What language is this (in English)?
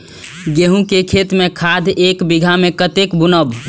Maithili